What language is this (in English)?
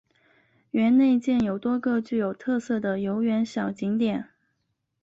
Chinese